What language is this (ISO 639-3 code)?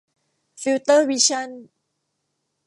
tha